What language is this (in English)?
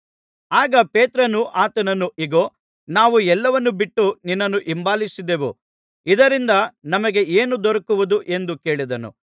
Kannada